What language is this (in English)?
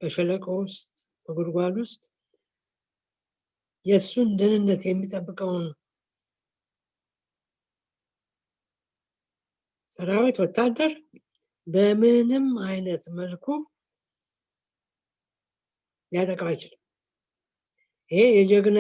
Turkish